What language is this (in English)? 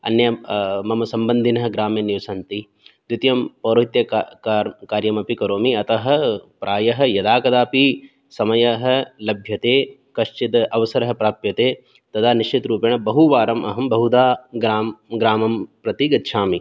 Sanskrit